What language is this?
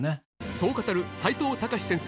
Japanese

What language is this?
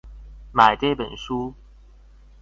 Chinese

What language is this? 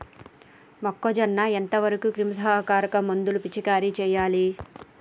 Telugu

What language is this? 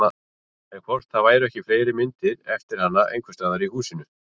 Icelandic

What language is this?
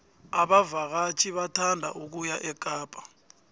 South Ndebele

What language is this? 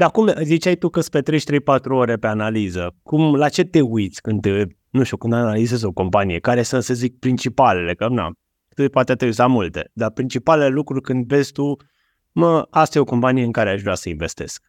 Romanian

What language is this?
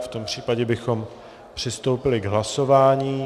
Czech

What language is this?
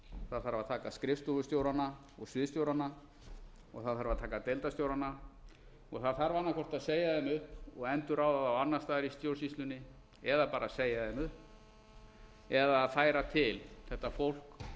Icelandic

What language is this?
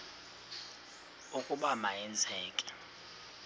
Xhosa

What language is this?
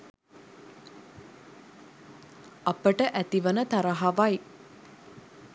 Sinhala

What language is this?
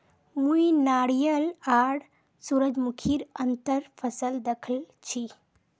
Magahi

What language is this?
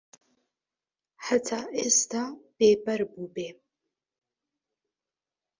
Central Kurdish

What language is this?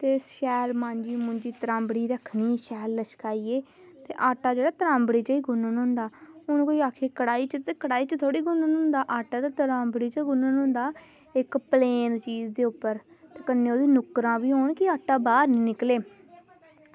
Dogri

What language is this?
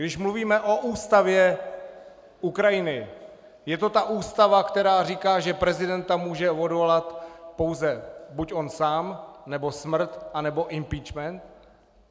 Czech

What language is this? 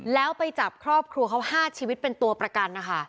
Thai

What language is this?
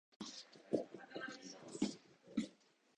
Japanese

